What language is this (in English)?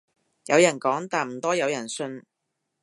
Cantonese